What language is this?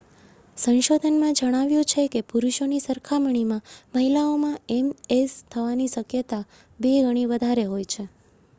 Gujarati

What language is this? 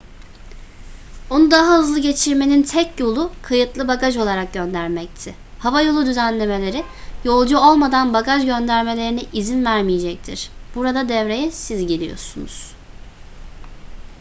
Turkish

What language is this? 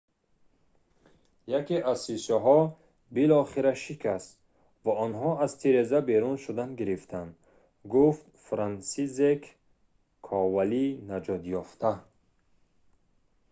Tajik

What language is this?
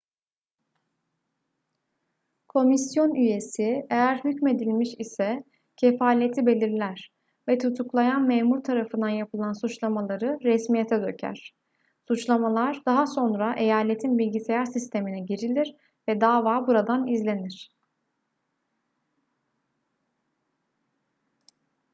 Turkish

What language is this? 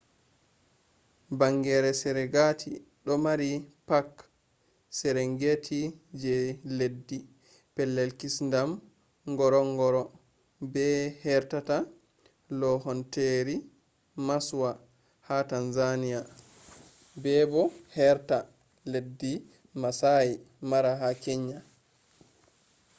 Fula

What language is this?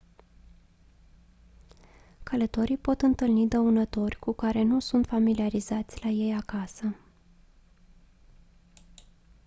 Romanian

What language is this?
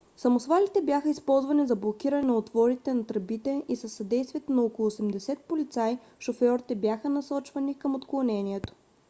Bulgarian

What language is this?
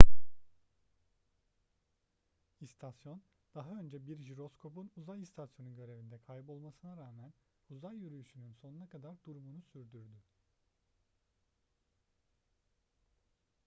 Turkish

